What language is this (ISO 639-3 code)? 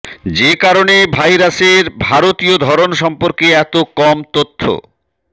ben